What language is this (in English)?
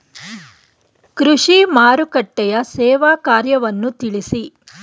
Kannada